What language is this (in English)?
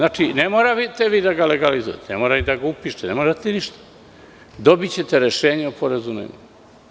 Serbian